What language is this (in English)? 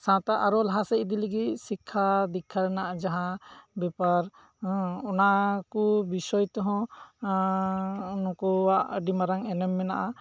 Santali